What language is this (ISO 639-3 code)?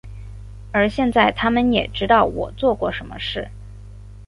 zho